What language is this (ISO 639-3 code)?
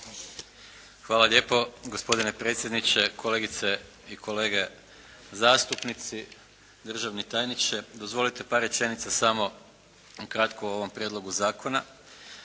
hrv